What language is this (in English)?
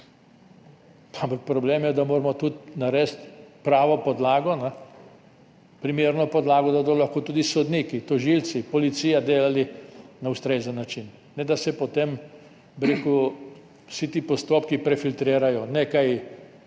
Slovenian